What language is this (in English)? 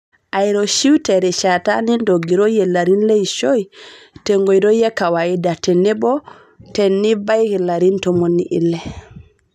Masai